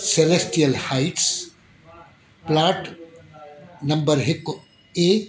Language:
Sindhi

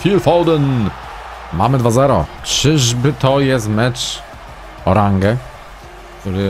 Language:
Polish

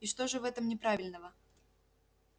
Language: Russian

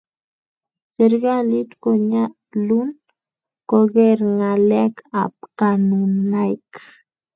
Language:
Kalenjin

